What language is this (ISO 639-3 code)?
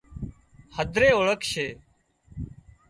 kxp